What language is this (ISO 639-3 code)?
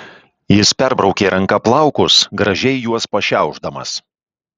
lit